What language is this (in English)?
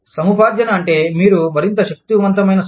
Telugu